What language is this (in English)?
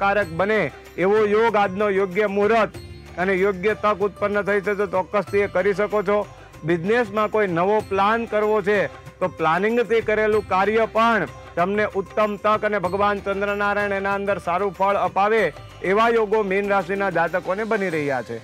Gujarati